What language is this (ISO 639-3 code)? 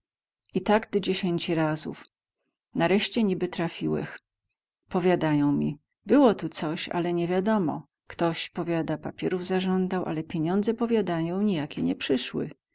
pol